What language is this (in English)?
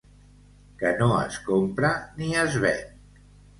Catalan